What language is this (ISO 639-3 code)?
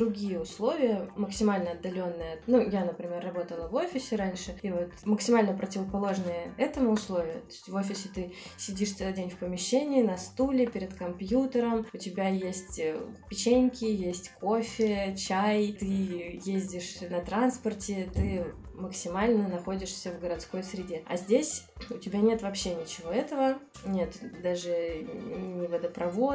rus